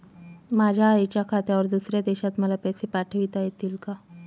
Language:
Marathi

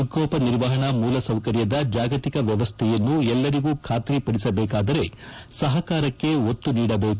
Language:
Kannada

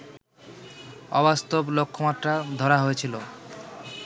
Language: Bangla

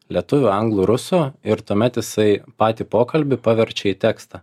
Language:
Lithuanian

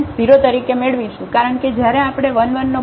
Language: Gujarati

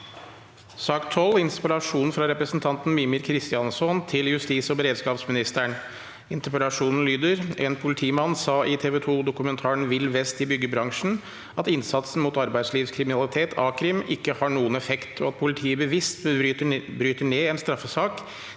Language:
Norwegian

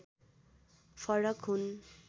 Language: Nepali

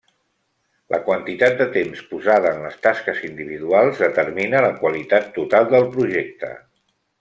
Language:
Catalan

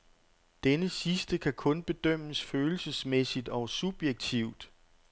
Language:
Danish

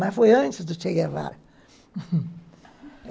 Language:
Portuguese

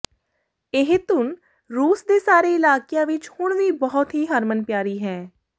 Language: Punjabi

